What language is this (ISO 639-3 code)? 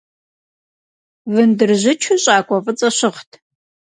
kbd